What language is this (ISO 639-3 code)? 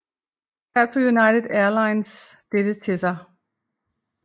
dan